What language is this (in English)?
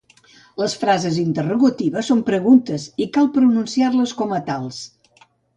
Catalan